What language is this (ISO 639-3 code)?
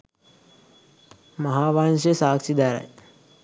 sin